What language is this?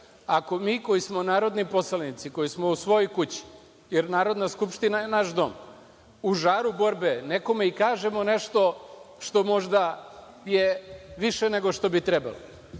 Serbian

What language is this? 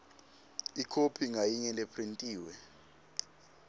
Swati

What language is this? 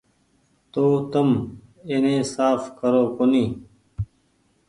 Goaria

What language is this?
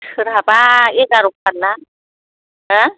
Bodo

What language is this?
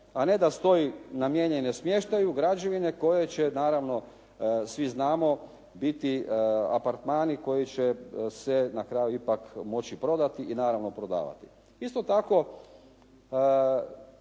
Croatian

